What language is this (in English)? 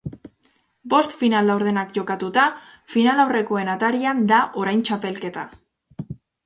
Basque